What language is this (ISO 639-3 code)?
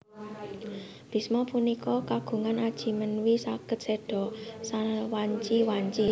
jav